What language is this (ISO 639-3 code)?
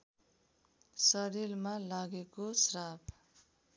nep